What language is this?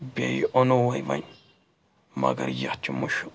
Kashmiri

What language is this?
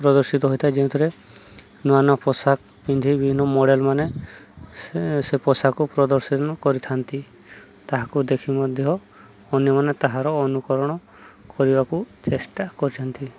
Odia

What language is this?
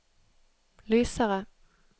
Norwegian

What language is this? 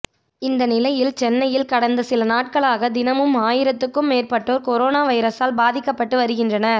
Tamil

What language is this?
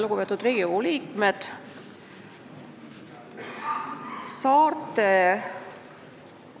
Estonian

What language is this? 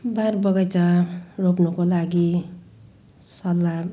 Nepali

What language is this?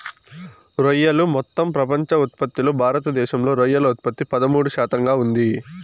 Telugu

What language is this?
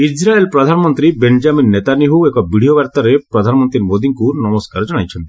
Odia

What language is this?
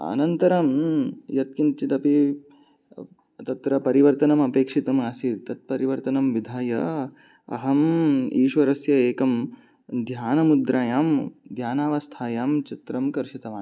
Sanskrit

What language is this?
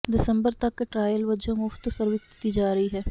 Punjabi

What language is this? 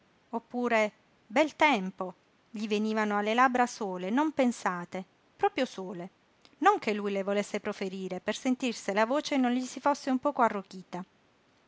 Italian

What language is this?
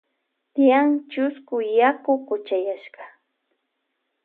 Loja Highland Quichua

